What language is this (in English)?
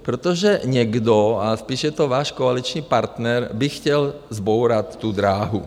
Czech